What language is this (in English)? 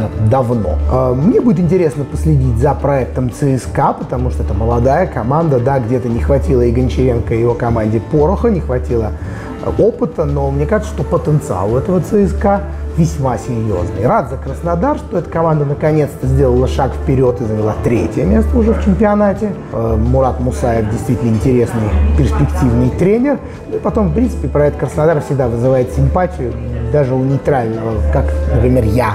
Russian